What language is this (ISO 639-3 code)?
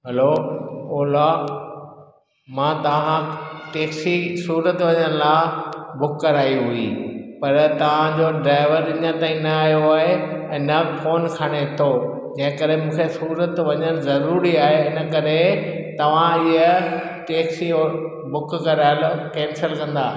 snd